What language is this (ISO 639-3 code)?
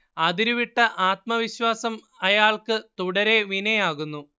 mal